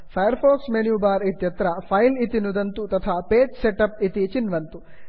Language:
Sanskrit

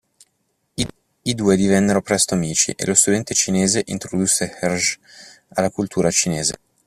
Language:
Italian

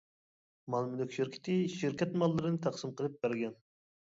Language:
Uyghur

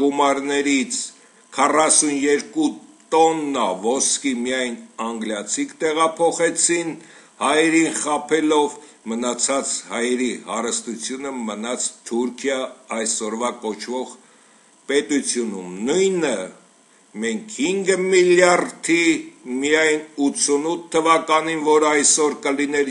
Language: Turkish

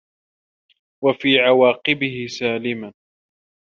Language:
Arabic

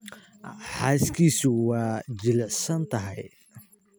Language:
Somali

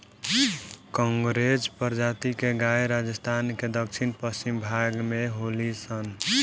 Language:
Bhojpuri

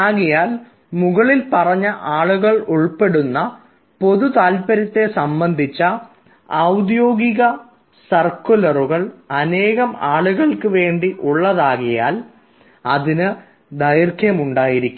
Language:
Malayalam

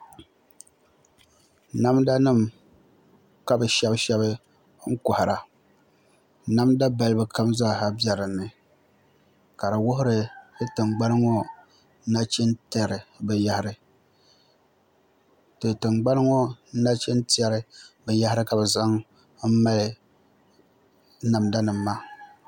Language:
Dagbani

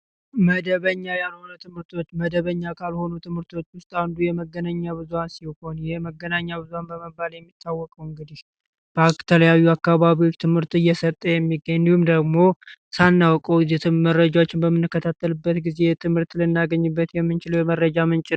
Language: Amharic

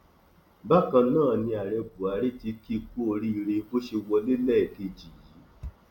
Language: Yoruba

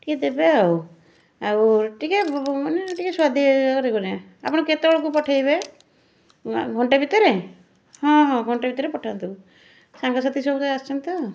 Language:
Odia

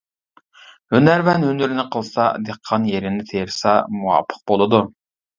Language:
Uyghur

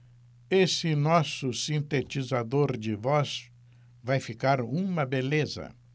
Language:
Portuguese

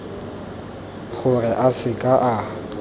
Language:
Tswana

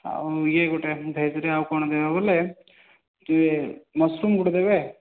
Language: Odia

